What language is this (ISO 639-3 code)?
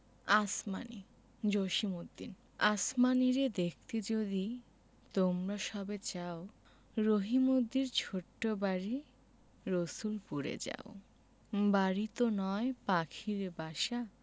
ben